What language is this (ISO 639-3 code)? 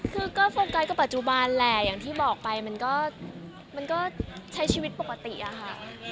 tha